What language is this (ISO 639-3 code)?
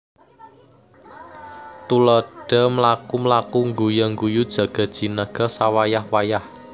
jav